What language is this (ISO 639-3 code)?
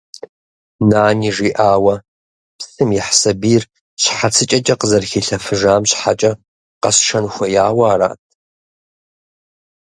kbd